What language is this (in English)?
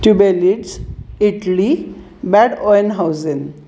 Marathi